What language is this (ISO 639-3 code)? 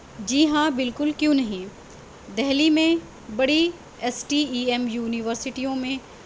urd